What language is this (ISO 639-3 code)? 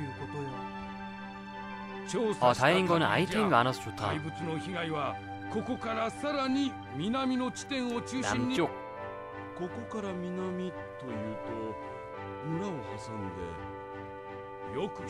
kor